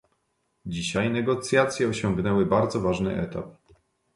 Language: Polish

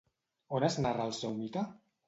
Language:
Catalan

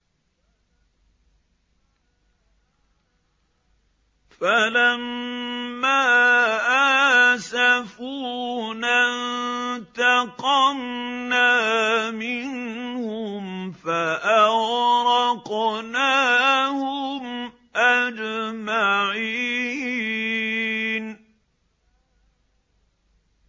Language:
Arabic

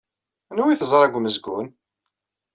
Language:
Kabyle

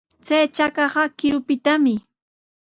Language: Sihuas Ancash Quechua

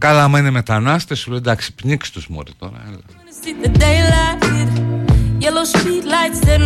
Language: Greek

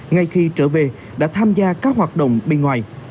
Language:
Vietnamese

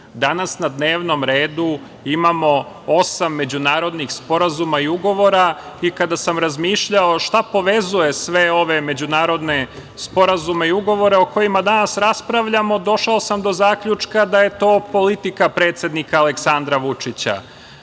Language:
Serbian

